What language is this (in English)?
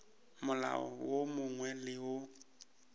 Northern Sotho